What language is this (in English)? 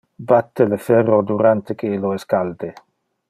Interlingua